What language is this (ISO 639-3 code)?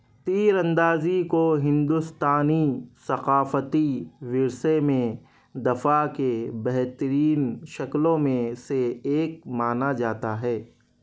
urd